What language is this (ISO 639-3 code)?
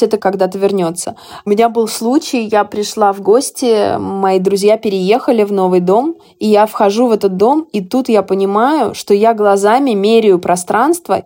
rus